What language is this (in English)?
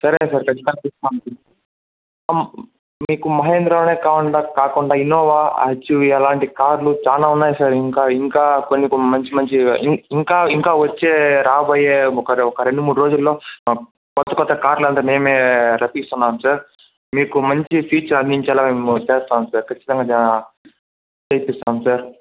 Telugu